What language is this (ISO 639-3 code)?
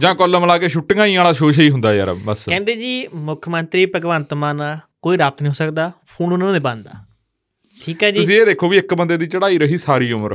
pan